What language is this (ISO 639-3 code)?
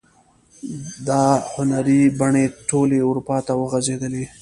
pus